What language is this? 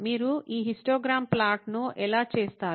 Telugu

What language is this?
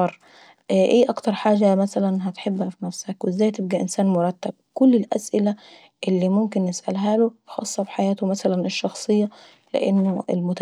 Saidi Arabic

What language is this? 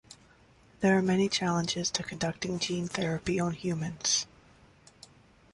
English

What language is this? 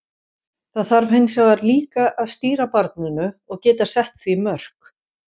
Icelandic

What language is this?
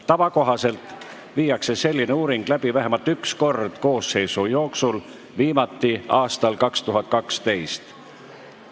Estonian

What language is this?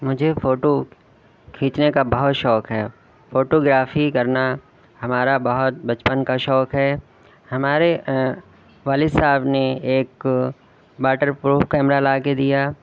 Urdu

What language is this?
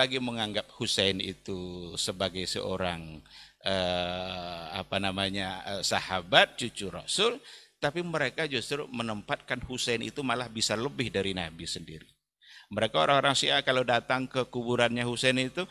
Indonesian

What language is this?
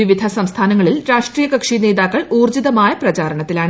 Malayalam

